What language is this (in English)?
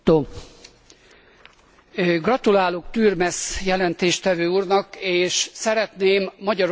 Hungarian